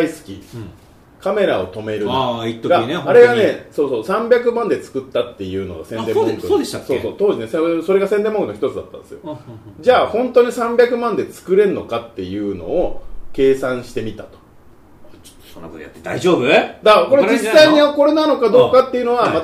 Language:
Japanese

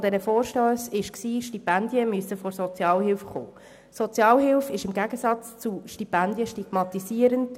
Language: Swiss German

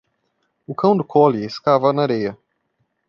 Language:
Portuguese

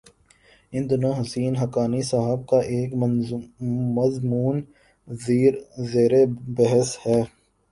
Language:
Urdu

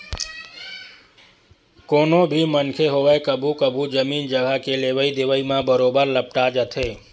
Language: Chhattisgarhi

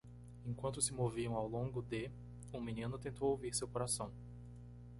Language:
Portuguese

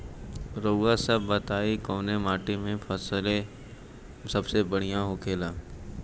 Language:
Bhojpuri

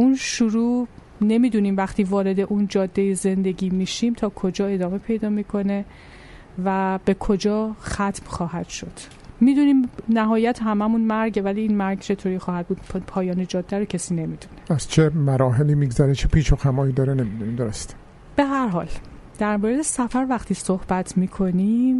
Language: Persian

